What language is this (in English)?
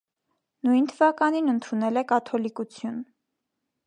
Armenian